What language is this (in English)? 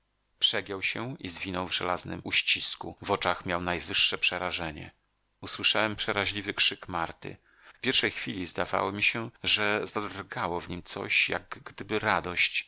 Polish